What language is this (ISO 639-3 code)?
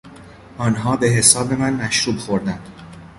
fas